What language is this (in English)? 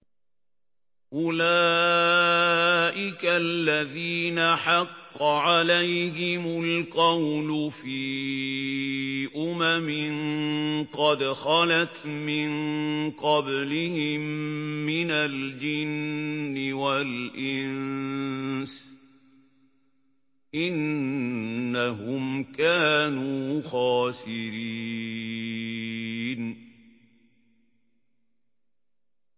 Arabic